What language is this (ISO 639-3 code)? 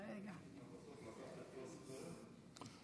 heb